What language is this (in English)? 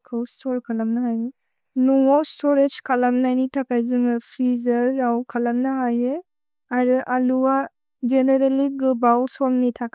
Bodo